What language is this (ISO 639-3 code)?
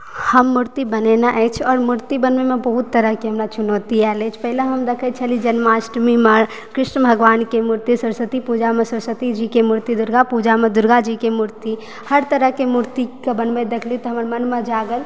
mai